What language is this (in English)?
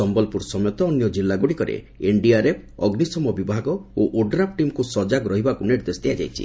Odia